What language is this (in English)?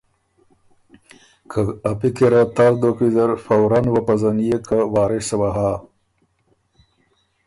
Ormuri